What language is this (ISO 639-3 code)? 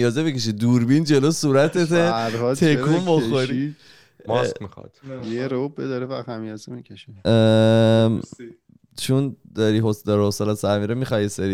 fas